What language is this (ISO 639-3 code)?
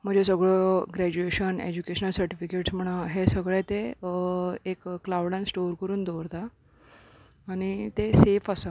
kok